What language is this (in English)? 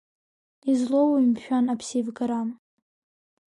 Abkhazian